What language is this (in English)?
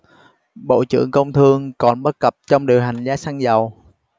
Vietnamese